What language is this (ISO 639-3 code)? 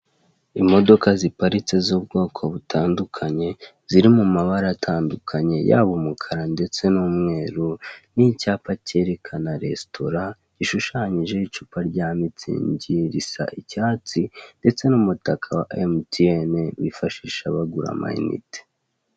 kin